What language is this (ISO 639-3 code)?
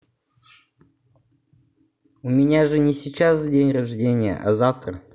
rus